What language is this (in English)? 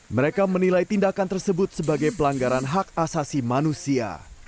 Indonesian